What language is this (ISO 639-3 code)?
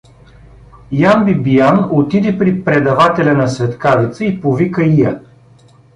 bul